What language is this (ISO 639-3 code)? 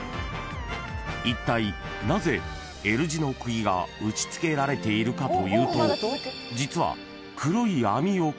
jpn